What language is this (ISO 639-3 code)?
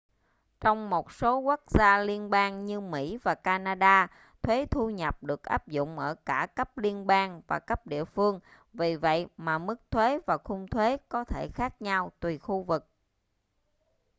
vie